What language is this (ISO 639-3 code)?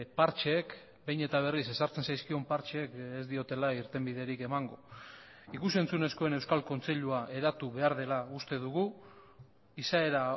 eus